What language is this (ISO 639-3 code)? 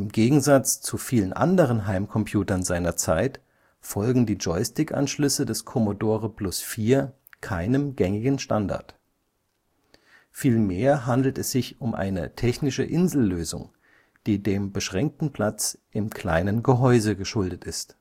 deu